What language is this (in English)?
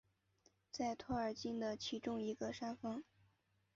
Chinese